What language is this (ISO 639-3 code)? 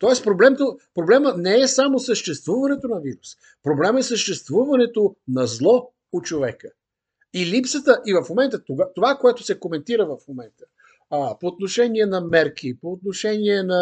bul